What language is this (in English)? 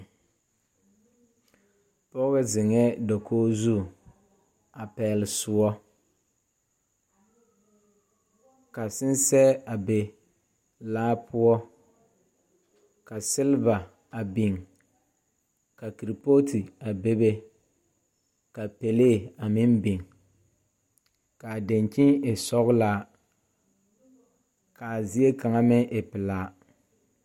Southern Dagaare